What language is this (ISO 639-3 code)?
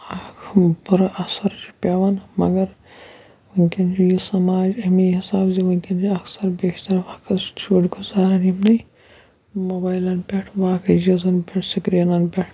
kas